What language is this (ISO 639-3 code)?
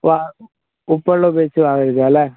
mal